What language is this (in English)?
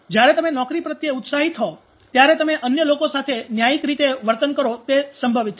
Gujarati